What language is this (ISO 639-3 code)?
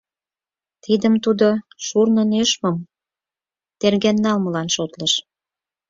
chm